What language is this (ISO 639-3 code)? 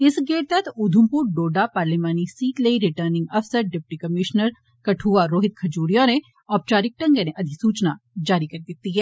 doi